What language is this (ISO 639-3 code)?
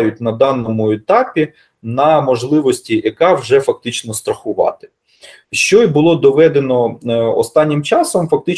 ukr